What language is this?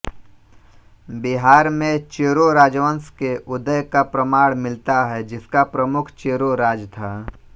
Hindi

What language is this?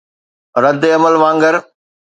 Sindhi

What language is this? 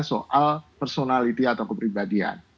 Indonesian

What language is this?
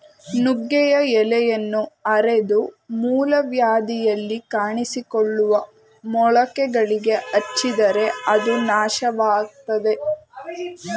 Kannada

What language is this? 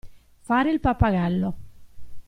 Italian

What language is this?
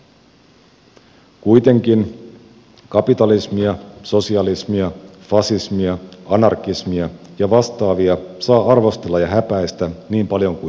Finnish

